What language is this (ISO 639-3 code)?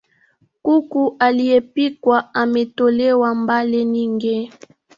swa